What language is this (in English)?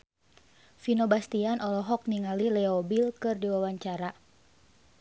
Sundanese